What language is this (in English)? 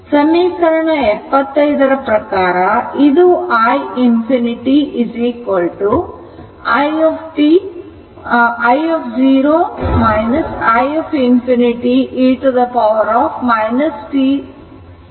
Kannada